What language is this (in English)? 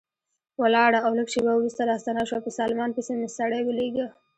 Pashto